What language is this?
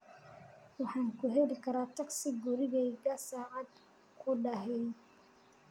Somali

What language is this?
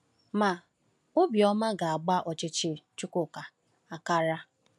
Igbo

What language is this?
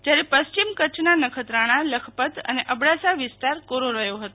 Gujarati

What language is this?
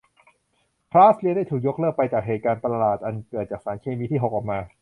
Thai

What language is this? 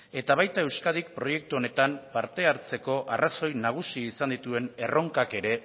Basque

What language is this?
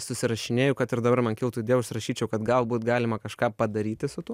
Lithuanian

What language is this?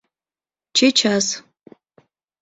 Mari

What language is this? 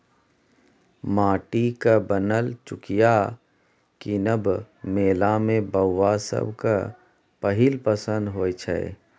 Maithili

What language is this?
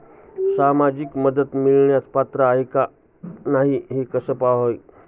Marathi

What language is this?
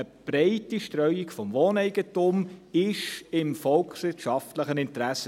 Swiss German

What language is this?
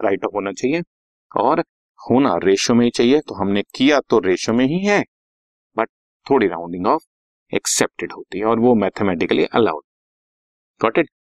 Hindi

